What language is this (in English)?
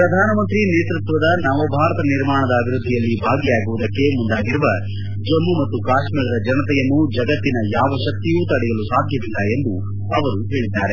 Kannada